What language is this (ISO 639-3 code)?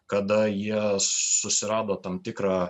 lit